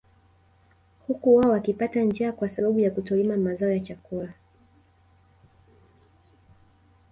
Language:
Swahili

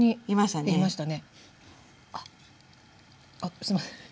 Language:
Japanese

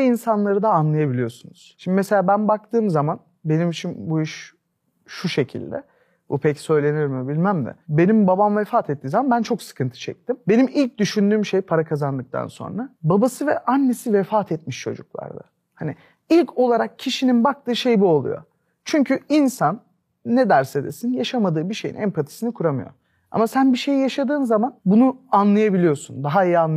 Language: Turkish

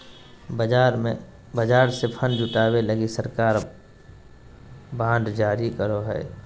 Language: Magahi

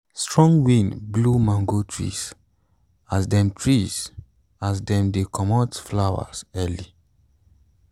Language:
Nigerian Pidgin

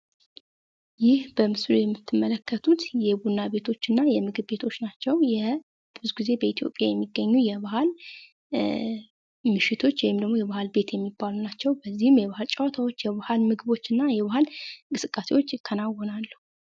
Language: Amharic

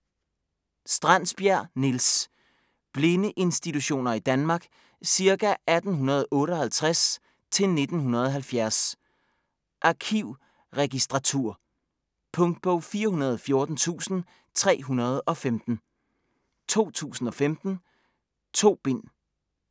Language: Danish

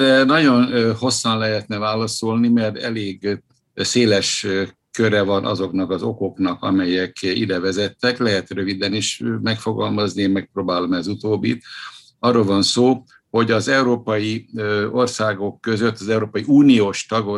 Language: Hungarian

